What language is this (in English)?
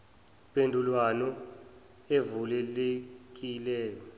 Zulu